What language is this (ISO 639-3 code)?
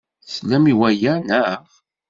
kab